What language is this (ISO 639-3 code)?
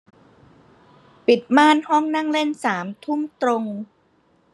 tha